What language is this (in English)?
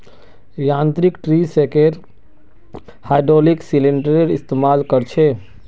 Magahi